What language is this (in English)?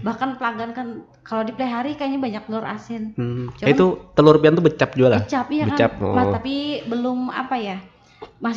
Indonesian